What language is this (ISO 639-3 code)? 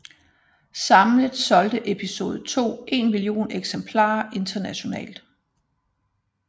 dan